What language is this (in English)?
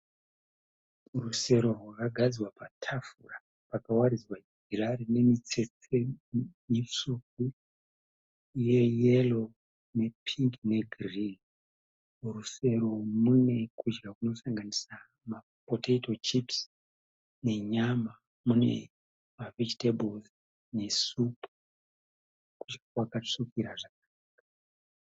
Shona